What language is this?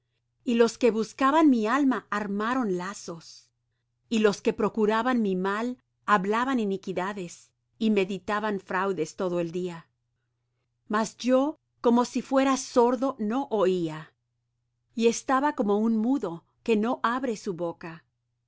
Spanish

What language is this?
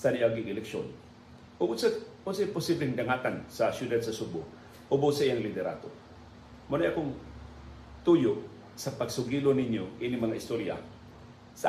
Filipino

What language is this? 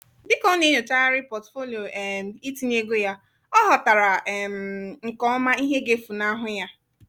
Igbo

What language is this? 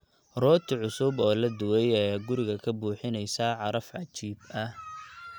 Somali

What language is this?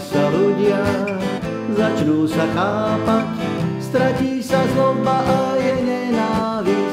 Slovak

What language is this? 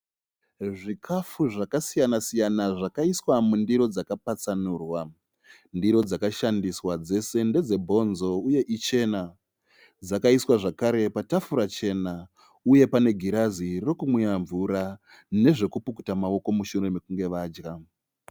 Shona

